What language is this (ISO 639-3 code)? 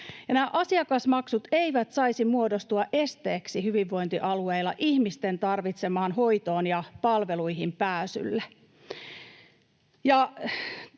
fin